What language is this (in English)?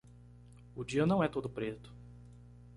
Portuguese